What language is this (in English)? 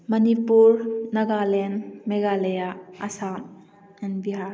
Manipuri